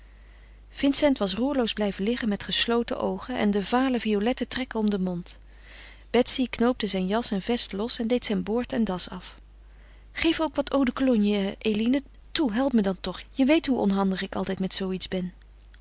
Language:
Dutch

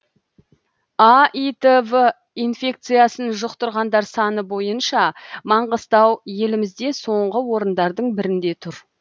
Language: Kazakh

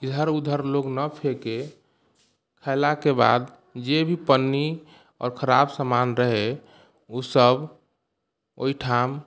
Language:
Maithili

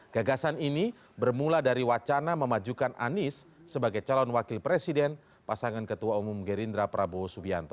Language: Indonesian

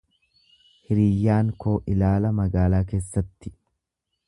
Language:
Oromo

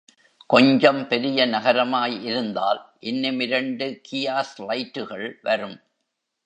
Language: Tamil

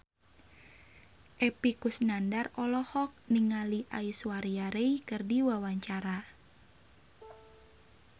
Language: Sundanese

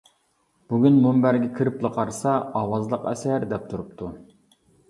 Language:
Uyghur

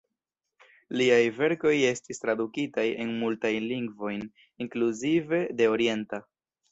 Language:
Esperanto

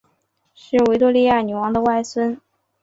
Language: Chinese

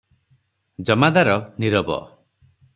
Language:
Odia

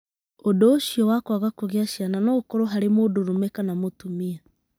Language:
Kikuyu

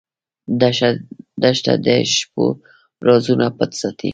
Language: Pashto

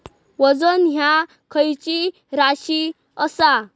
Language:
Marathi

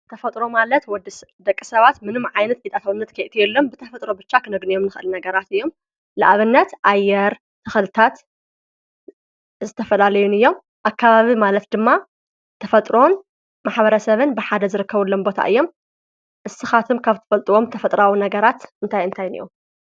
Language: Tigrinya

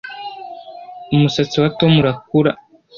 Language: Kinyarwanda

